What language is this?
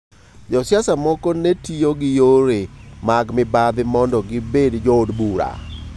Luo (Kenya and Tanzania)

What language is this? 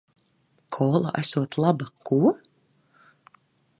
Latvian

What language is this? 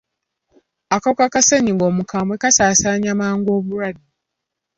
Ganda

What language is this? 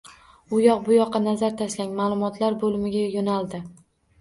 Uzbek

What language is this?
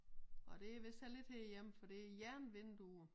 Danish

